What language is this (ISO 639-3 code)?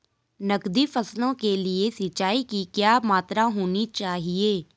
hin